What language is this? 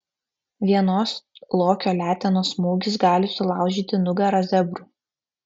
Lithuanian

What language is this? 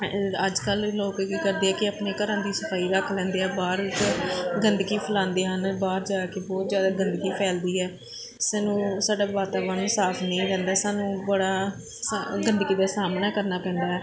Punjabi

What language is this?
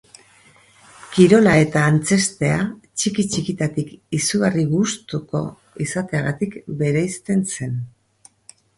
Basque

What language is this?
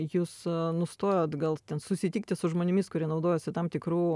Lithuanian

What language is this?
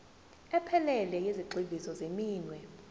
Zulu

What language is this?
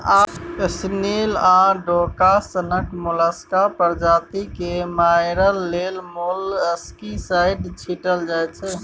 Maithili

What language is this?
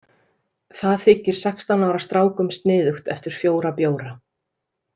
Icelandic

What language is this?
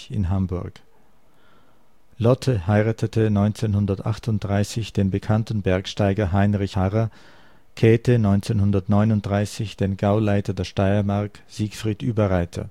German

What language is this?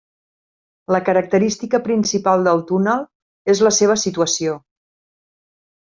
Catalan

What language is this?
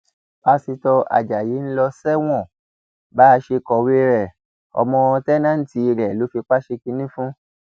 Yoruba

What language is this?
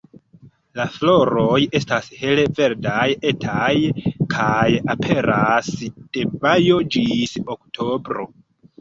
Esperanto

